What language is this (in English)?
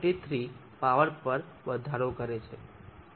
Gujarati